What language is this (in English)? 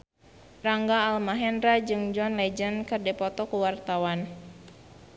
Sundanese